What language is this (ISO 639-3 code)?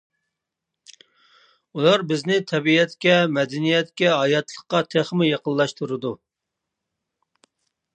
uig